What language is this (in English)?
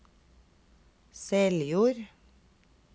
Norwegian